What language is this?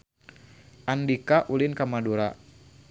Sundanese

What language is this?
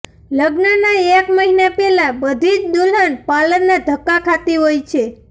Gujarati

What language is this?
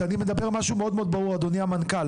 Hebrew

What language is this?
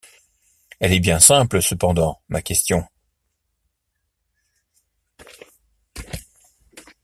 French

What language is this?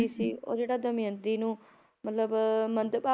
Punjabi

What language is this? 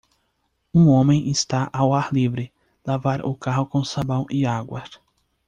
Portuguese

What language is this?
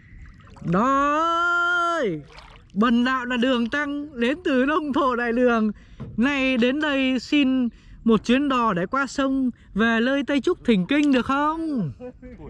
Vietnamese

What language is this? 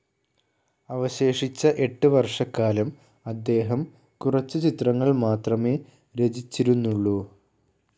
Malayalam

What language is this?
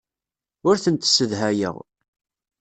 Kabyle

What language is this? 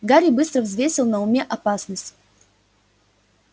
Russian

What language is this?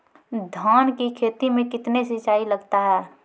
Maithili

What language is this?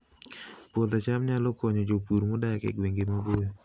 Luo (Kenya and Tanzania)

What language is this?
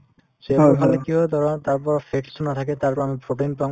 Assamese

